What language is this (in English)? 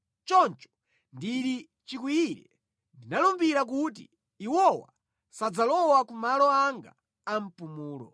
Nyanja